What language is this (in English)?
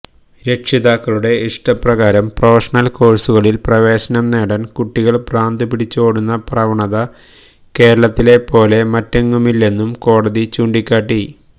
Malayalam